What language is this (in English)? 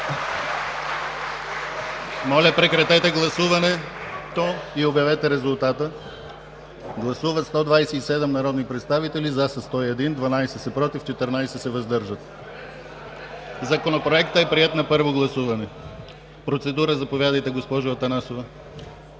Bulgarian